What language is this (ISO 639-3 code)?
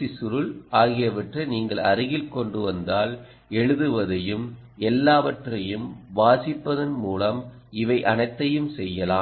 tam